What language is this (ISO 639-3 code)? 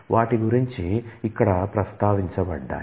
tel